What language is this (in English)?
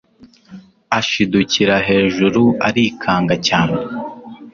Kinyarwanda